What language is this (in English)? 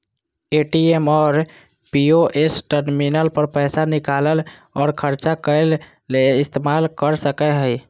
Magahi